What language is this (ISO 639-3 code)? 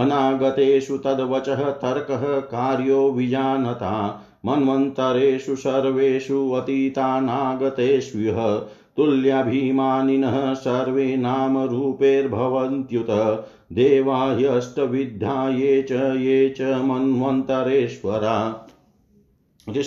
hin